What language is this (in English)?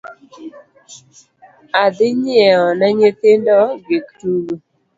Luo (Kenya and Tanzania)